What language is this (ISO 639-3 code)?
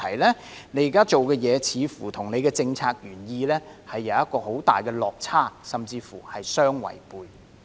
yue